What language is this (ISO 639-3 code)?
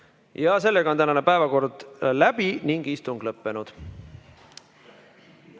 est